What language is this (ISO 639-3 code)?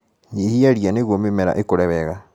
kik